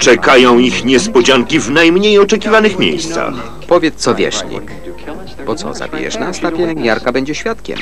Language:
Polish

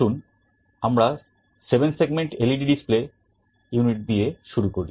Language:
Bangla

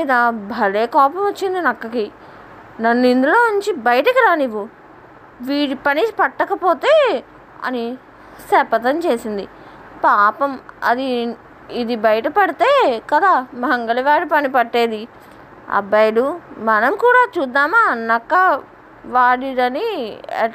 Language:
Telugu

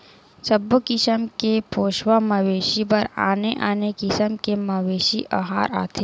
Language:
Chhattisgarhi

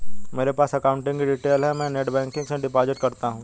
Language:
Hindi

